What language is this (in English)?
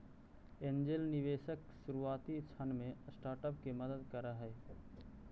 Magahi